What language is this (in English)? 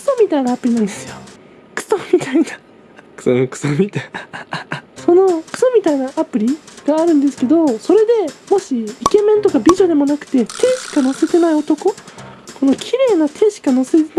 Japanese